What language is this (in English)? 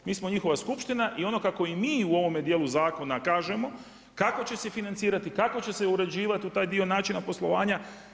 Croatian